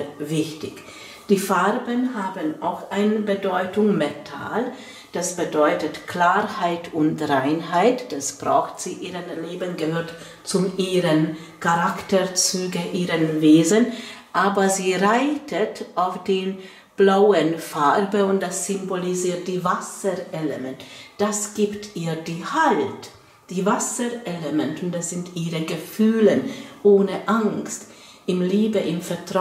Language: German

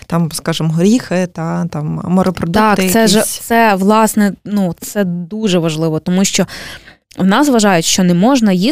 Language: Ukrainian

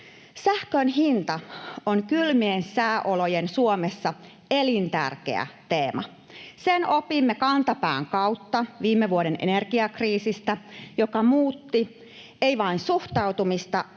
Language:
Finnish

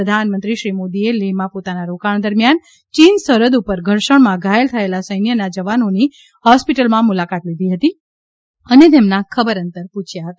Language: Gujarati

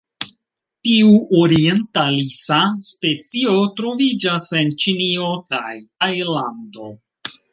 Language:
Esperanto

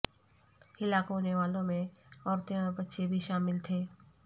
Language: Urdu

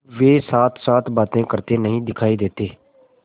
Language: Hindi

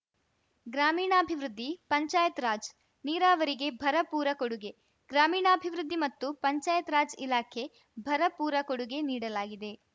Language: Kannada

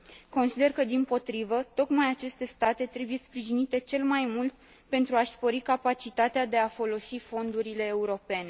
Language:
Romanian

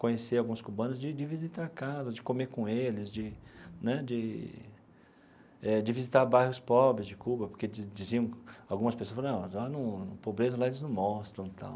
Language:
Portuguese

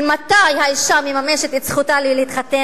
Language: Hebrew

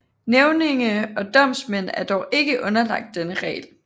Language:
Danish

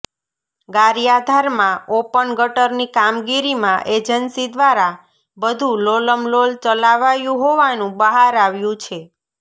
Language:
Gujarati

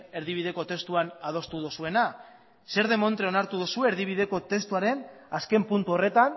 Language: Basque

